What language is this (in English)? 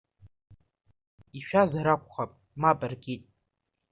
Abkhazian